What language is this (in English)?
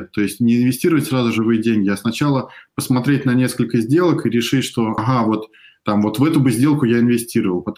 Russian